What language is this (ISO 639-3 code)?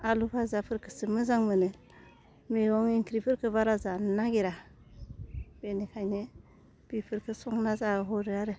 brx